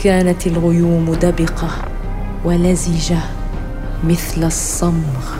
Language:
Arabic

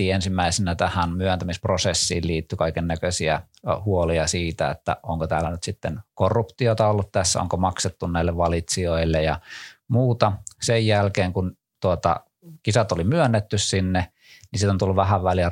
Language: Finnish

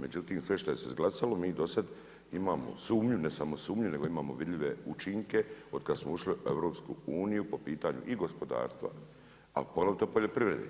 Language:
Croatian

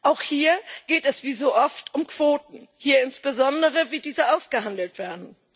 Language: German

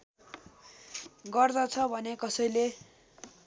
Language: Nepali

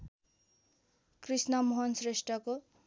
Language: Nepali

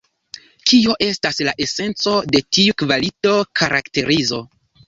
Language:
Esperanto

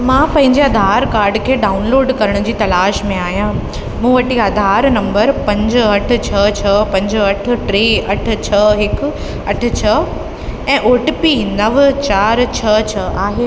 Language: Sindhi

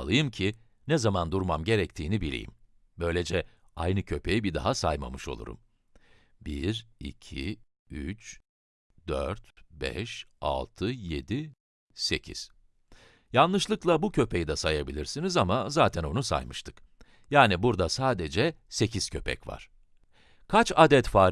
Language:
Turkish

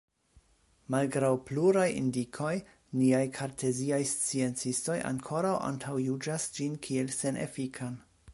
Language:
Esperanto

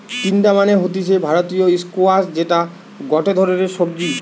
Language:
Bangla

